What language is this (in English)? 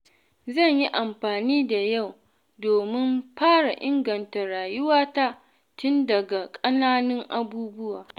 Hausa